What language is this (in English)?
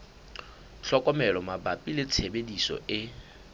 Southern Sotho